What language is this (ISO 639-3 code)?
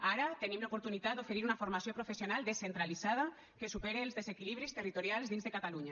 cat